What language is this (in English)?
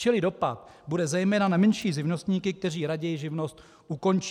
Czech